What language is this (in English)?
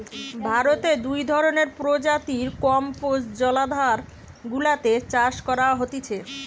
Bangla